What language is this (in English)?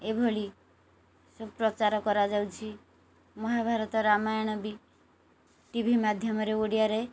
Odia